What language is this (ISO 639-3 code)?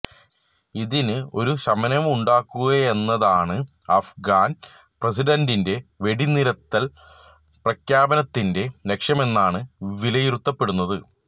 mal